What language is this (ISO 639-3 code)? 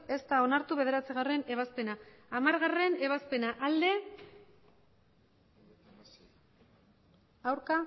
eus